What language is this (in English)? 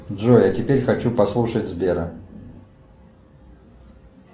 Russian